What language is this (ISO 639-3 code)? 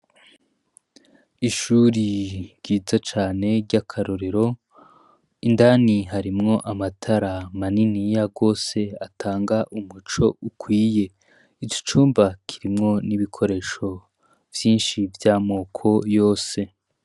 run